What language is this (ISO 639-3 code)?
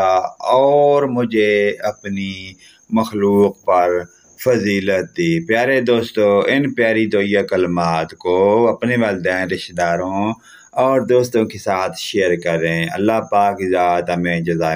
ara